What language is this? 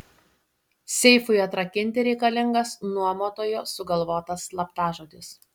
Lithuanian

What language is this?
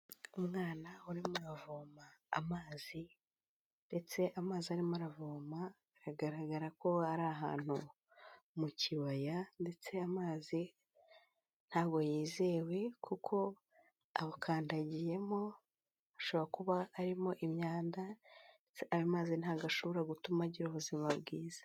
Kinyarwanda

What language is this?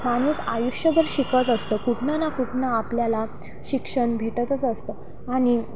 Marathi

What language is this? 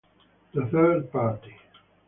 Italian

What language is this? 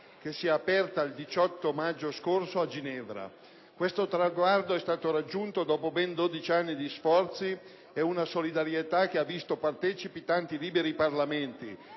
Italian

